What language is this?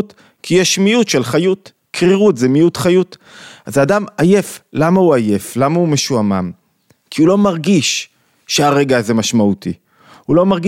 Hebrew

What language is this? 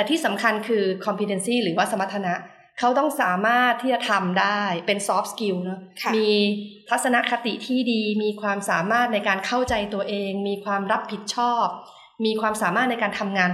Thai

